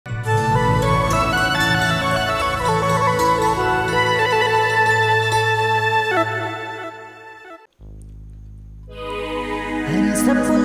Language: Thai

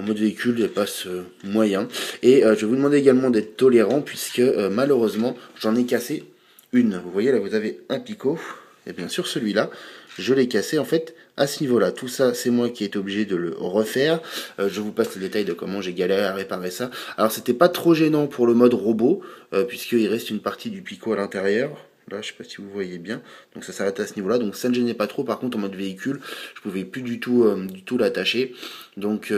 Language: French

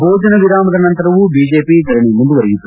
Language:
Kannada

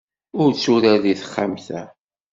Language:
Kabyle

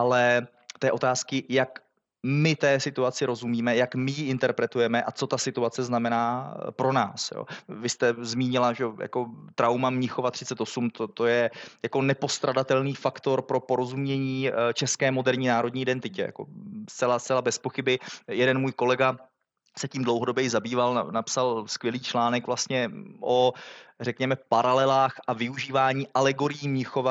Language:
Czech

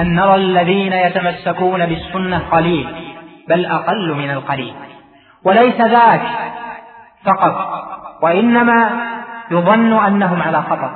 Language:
Arabic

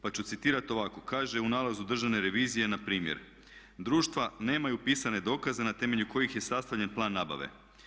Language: Croatian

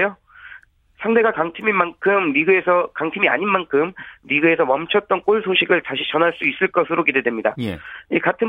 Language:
Korean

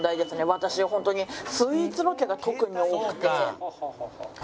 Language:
Japanese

